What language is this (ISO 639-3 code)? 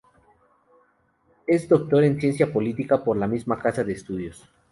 spa